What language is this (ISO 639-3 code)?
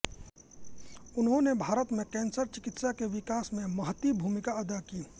hin